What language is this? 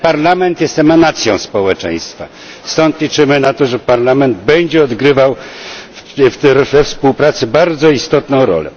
Polish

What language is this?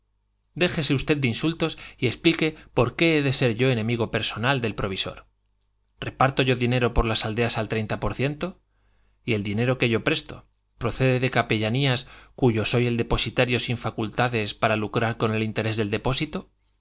Spanish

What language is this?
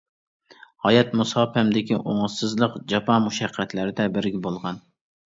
Uyghur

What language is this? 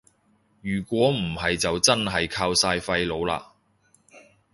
Cantonese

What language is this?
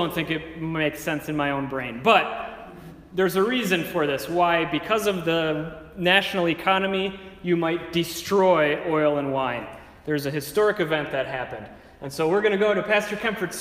English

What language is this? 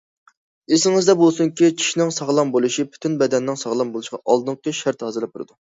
Uyghur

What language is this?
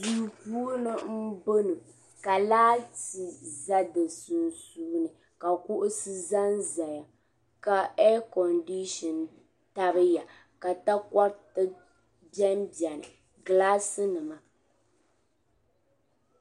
Dagbani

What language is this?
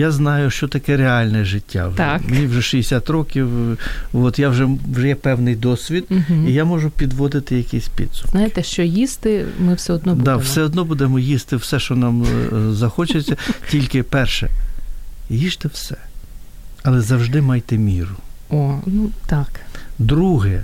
Ukrainian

